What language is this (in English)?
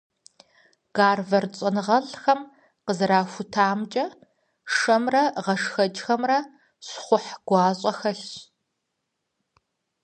Kabardian